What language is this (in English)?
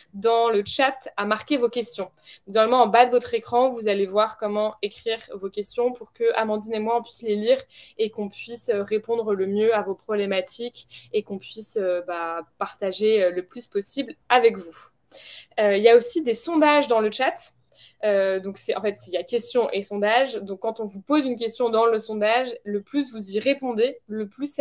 French